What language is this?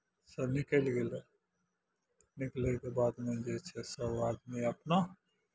Maithili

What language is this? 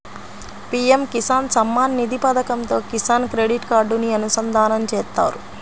Telugu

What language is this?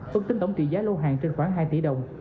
Vietnamese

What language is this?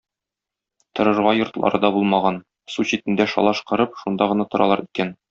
Tatar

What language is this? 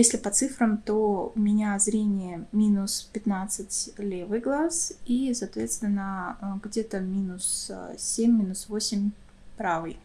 Russian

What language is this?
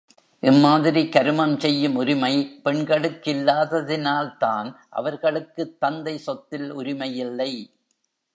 Tamil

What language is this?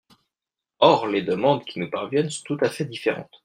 French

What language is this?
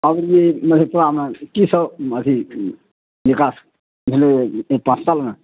Maithili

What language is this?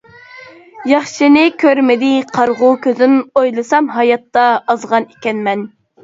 Uyghur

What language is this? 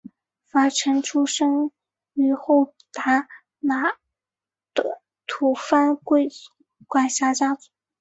Chinese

